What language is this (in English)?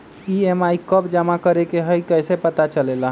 Magahi